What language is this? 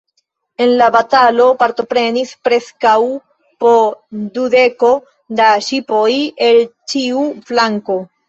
Esperanto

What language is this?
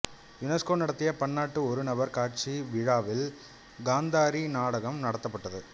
Tamil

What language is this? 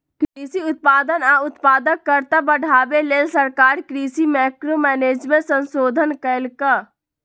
Magahi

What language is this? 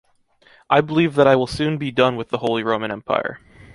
English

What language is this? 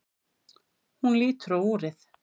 Icelandic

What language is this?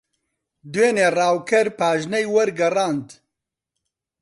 Central Kurdish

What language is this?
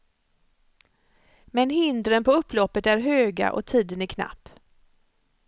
Swedish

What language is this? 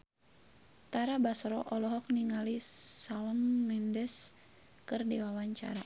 Sundanese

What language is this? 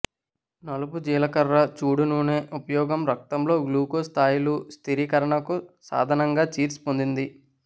Telugu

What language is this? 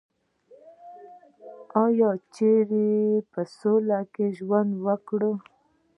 Pashto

